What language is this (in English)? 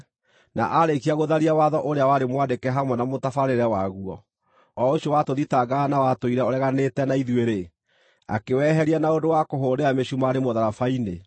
Kikuyu